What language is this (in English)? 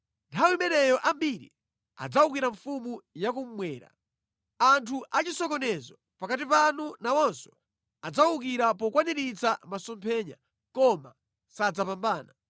Nyanja